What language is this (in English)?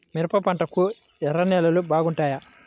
Telugu